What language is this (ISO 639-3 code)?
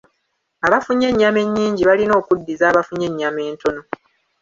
lug